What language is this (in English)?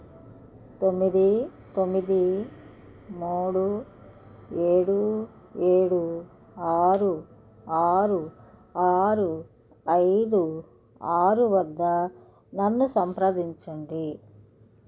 Telugu